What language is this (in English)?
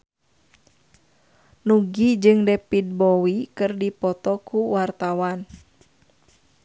Sundanese